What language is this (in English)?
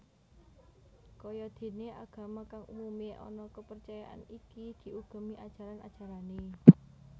Javanese